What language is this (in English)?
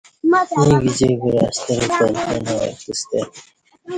Kati